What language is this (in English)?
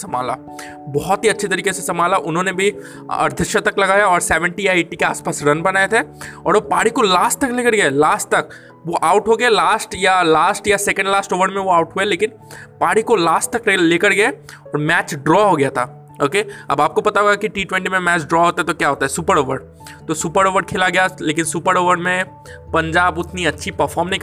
Hindi